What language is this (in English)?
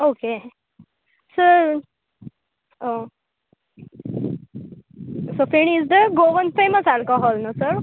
Konkani